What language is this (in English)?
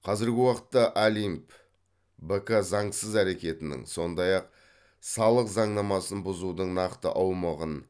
Kazakh